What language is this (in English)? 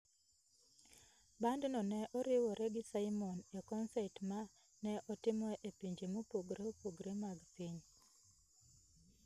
Luo (Kenya and Tanzania)